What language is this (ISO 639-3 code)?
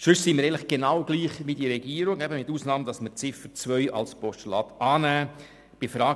gsw